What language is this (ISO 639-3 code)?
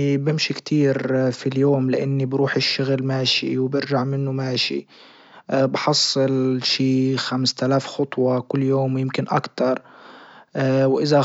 ayl